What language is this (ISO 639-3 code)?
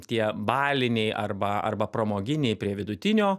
lit